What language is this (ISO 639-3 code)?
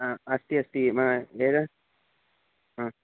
san